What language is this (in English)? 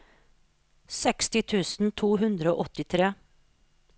Norwegian